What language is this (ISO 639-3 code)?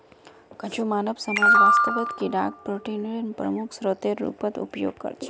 mag